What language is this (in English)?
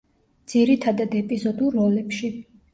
Georgian